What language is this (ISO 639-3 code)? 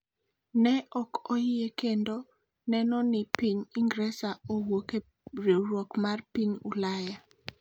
luo